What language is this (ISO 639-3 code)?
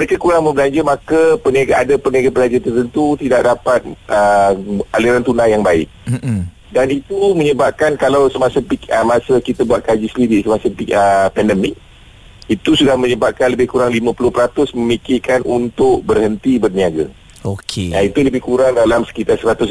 msa